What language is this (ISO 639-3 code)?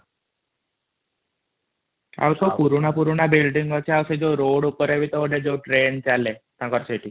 ori